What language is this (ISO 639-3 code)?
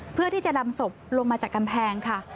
tha